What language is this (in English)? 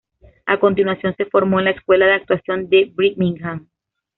Spanish